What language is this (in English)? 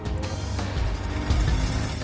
Indonesian